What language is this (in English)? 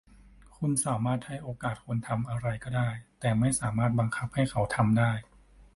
Thai